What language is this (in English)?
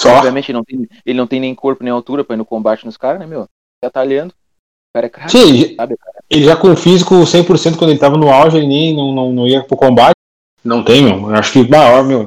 Portuguese